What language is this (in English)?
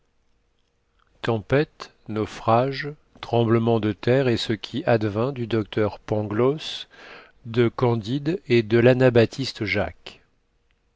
French